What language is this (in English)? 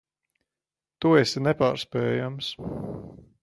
Latvian